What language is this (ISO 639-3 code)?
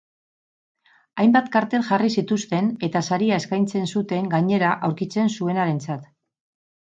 eus